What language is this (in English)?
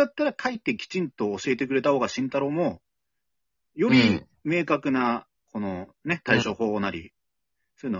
Japanese